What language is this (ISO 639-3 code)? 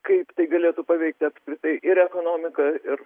lit